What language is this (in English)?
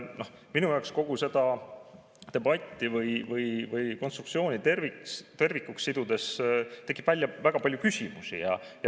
Estonian